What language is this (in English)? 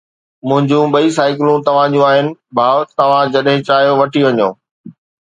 Sindhi